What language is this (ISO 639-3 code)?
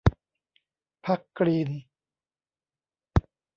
tha